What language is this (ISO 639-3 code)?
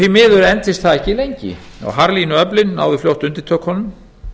isl